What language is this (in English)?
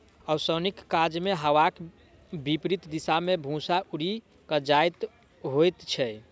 Maithili